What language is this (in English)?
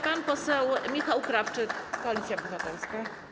Polish